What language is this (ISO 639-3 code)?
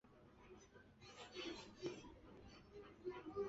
zho